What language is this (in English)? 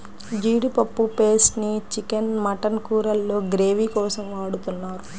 Telugu